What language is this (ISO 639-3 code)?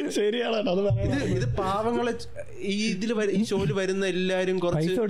mal